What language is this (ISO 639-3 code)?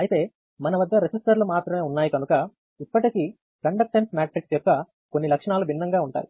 tel